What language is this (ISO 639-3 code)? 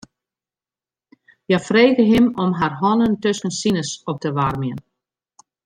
fry